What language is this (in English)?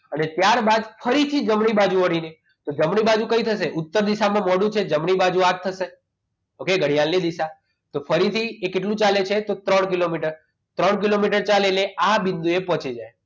Gujarati